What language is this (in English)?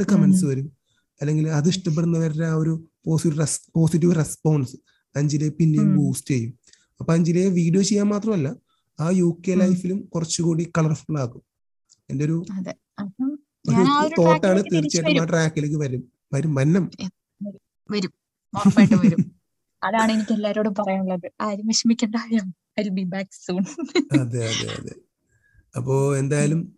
Malayalam